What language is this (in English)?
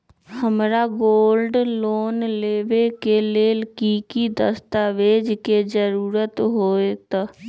Magahi